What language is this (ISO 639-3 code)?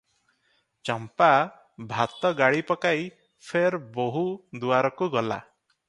ori